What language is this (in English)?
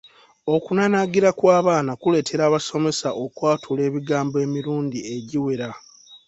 Ganda